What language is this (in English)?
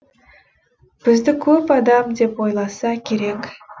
Kazakh